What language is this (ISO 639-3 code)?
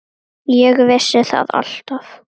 isl